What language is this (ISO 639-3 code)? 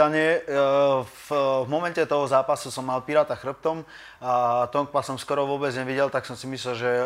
slk